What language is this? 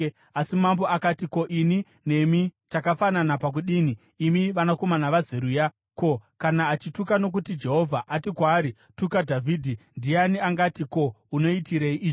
Shona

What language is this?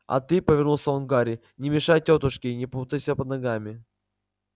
Russian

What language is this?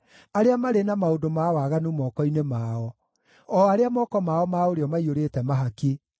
Kikuyu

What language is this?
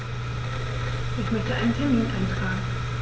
German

